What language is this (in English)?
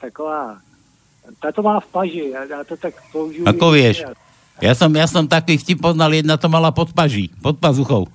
Slovak